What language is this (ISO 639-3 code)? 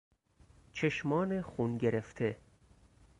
fas